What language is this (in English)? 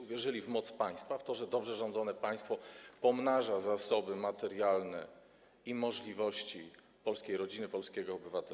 Polish